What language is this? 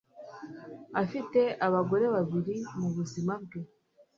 Kinyarwanda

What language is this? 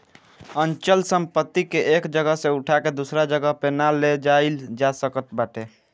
Bhojpuri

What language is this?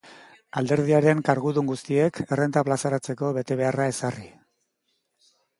Basque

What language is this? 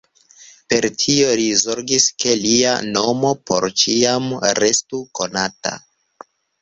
Esperanto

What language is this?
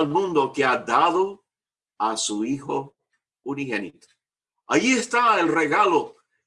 Spanish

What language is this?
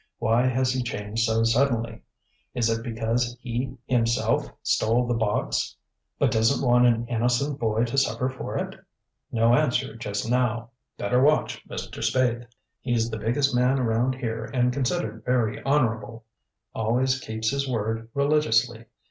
English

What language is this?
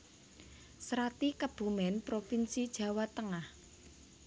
Javanese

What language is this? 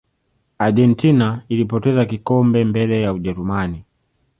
Swahili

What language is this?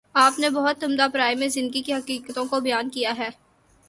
Urdu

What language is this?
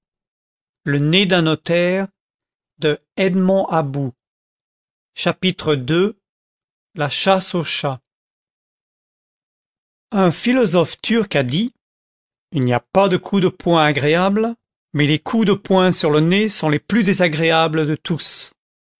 French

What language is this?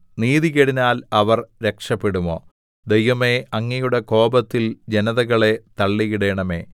Malayalam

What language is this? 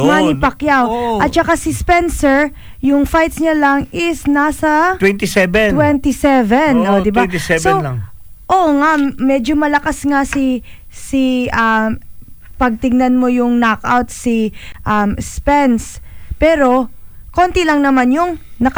Filipino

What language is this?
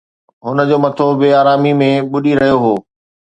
Sindhi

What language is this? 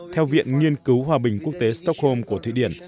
Vietnamese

